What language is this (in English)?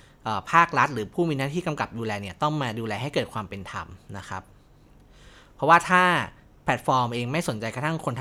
Thai